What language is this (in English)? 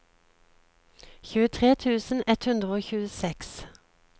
Norwegian